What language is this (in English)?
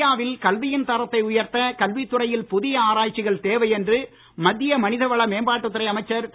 Tamil